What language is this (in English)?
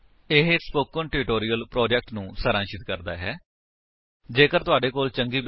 Punjabi